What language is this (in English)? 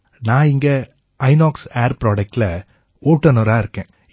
Tamil